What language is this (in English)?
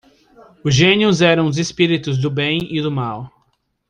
Portuguese